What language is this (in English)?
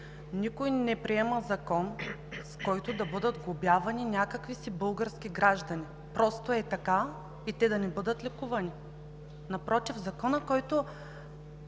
Bulgarian